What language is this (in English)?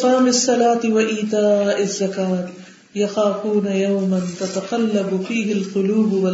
Urdu